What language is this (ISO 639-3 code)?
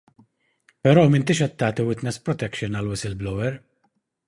mlt